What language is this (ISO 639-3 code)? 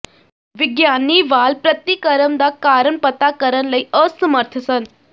pan